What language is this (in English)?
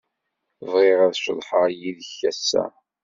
Kabyle